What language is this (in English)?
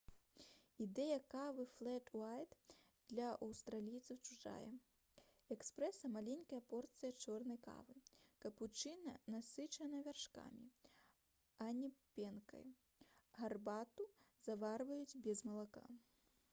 Belarusian